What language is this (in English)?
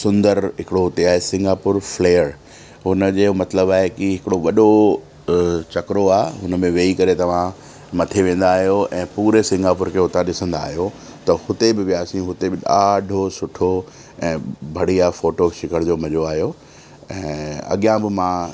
Sindhi